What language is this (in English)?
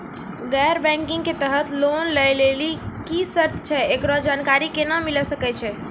Maithili